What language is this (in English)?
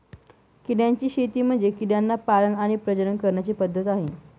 Marathi